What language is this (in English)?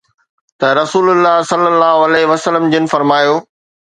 Sindhi